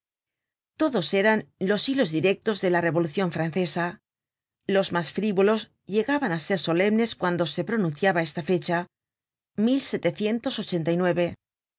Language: Spanish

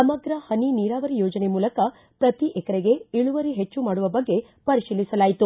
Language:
Kannada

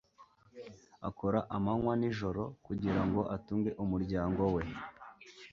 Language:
Kinyarwanda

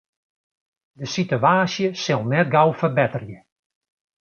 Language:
Western Frisian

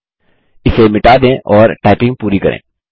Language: Hindi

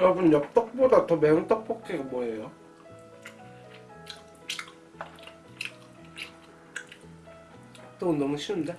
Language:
Korean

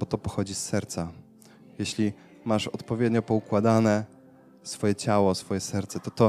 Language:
Polish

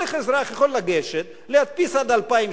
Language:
Hebrew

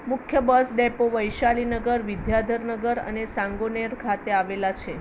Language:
Gujarati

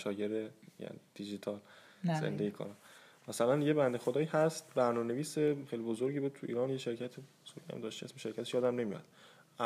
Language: Persian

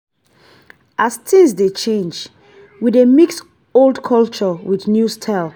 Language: Nigerian Pidgin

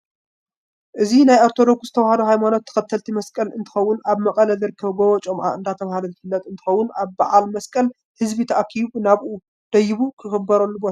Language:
Tigrinya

